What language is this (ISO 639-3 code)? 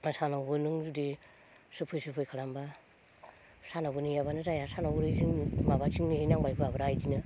brx